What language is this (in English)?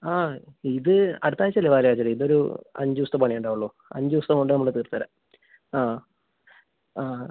Malayalam